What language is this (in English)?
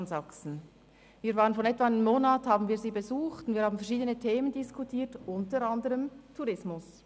Swiss German